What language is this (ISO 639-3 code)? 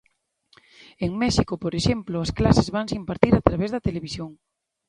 glg